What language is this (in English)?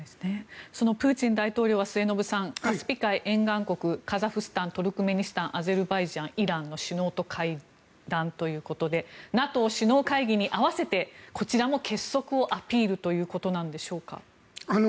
Japanese